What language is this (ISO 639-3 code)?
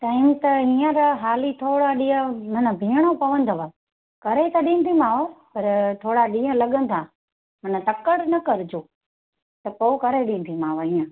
snd